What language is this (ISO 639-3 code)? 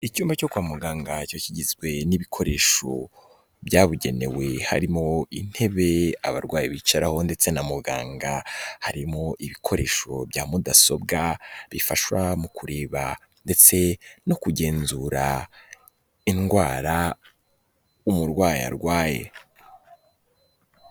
kin